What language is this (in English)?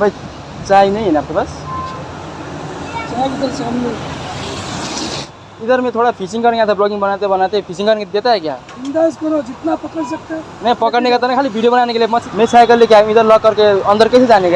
Indonesian